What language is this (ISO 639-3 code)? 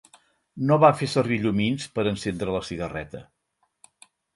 cat